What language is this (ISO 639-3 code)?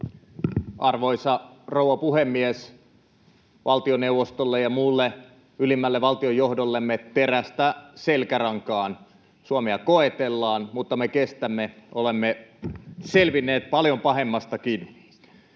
fin